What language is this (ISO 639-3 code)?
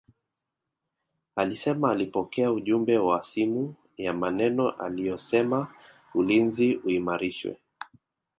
swa